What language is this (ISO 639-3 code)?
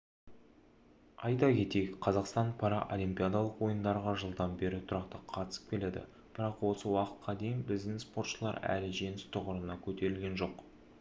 kaz